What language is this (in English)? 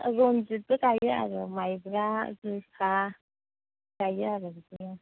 Bodo